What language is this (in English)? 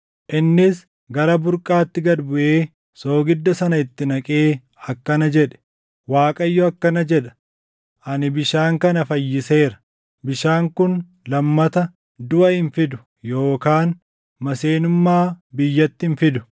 Oromo